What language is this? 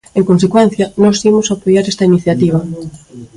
Galician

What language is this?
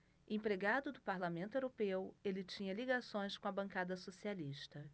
Portuguese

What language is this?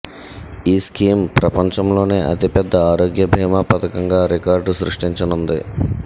Telugu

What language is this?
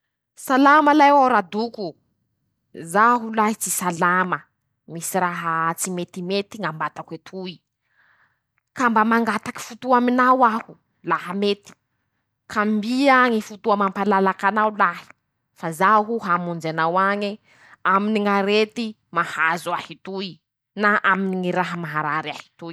Masikoro Malagasy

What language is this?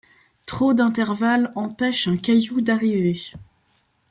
French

